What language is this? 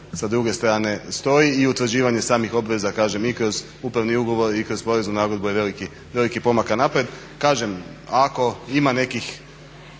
Croatian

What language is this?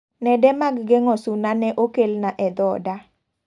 Luo (Kenya and Tanzania)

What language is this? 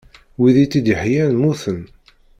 Kabyle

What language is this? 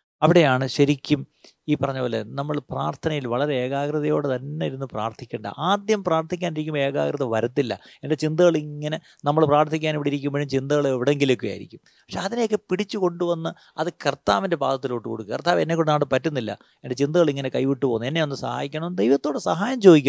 Malayalam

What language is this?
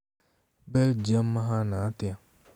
Kikuyu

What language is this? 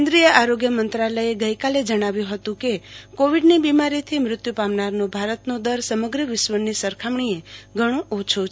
Gujarati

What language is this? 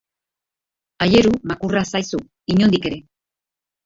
Basque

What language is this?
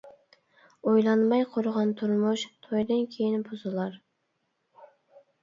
Uyghur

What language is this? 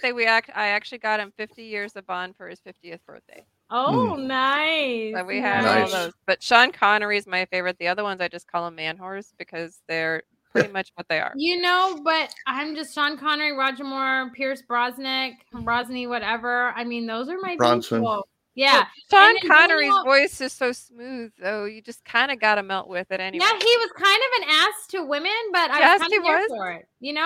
English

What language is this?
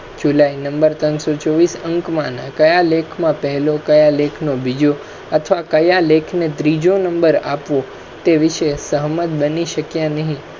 Gujarati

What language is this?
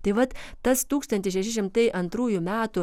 Lithuanian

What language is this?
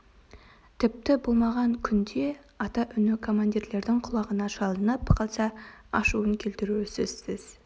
Kazakh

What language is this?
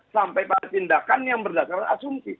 Indonesian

